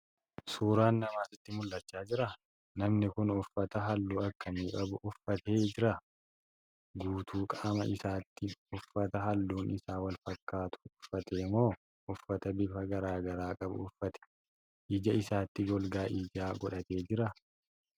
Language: Oromo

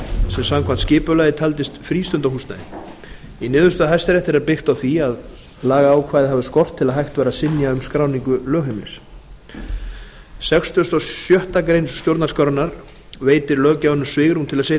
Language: Icelandic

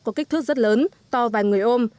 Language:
Vietnamese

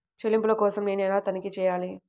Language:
Telugu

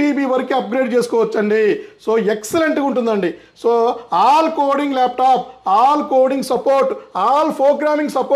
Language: Telugu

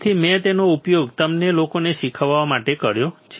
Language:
Gujarati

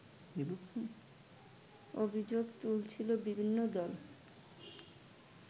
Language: Bangla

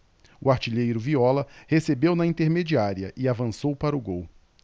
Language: Portuguese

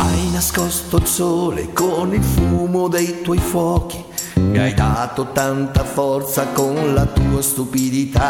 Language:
Japanese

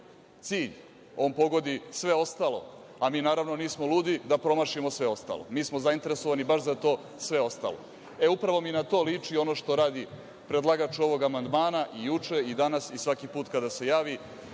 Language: Serbian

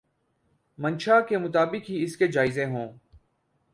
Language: Urdu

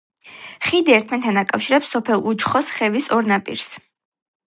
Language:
Georgian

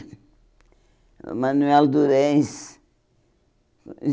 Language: Portuguese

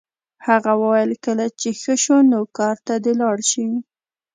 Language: Pashto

